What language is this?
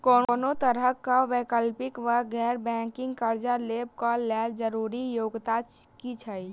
Maithili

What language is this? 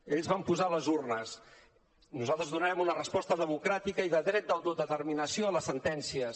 Catalan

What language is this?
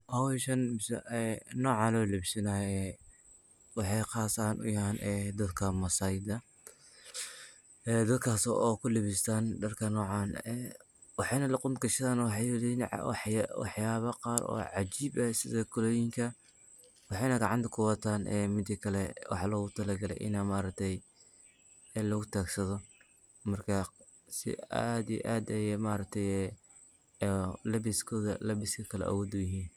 Somali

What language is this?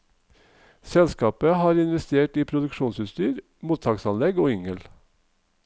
Norwegian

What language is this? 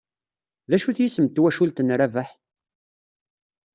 Kabyle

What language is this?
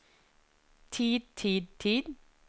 Norwegian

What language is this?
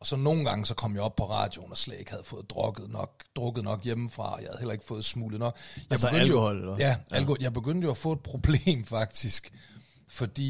Danish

